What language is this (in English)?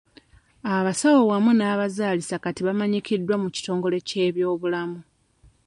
Ganda